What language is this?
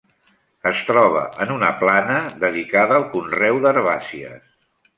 Catalan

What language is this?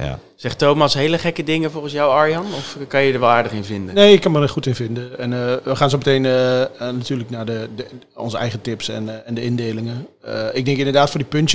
Dutch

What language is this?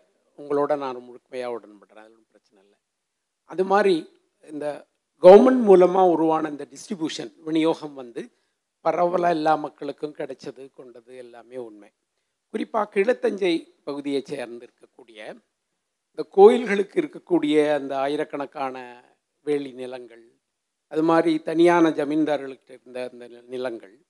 Tamil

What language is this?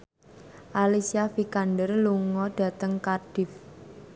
Javanese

